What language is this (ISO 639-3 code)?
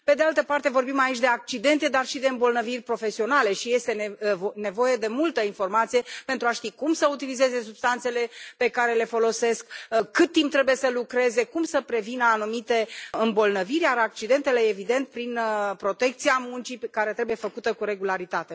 ron